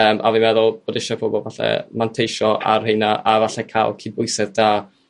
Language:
Welsh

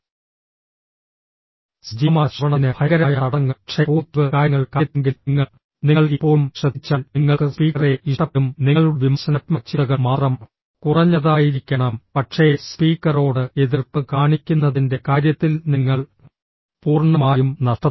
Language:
Malayalam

